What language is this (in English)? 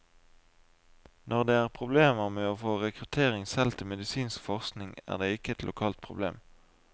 Norwegian